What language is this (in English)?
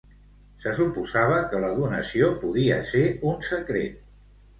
Catalan